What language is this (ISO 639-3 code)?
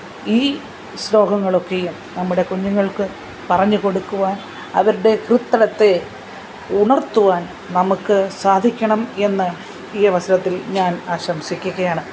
mal